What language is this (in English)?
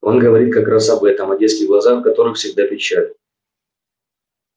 Russian